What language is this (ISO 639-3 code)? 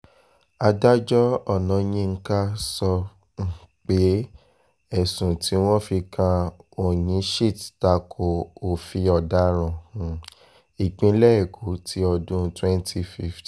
yor